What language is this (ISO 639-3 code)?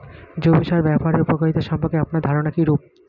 ben